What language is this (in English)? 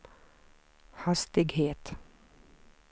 Swedish